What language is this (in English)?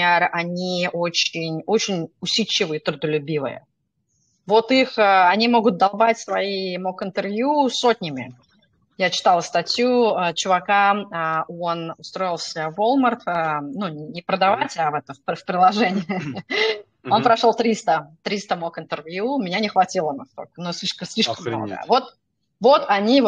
Russian